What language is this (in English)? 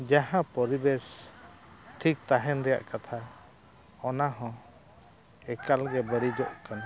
Santali